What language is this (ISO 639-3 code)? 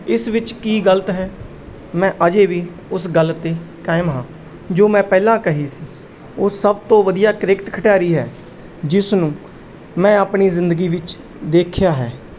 pan